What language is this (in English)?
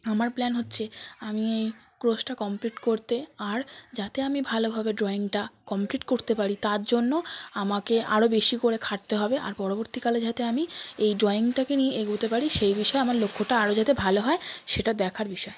Bangla